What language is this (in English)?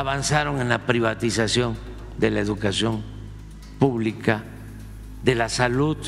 Spanish